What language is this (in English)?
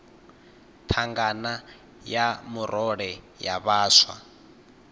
Venda